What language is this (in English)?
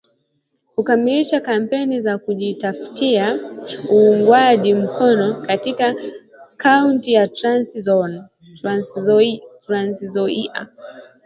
Swahili